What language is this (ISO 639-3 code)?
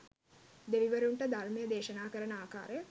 sin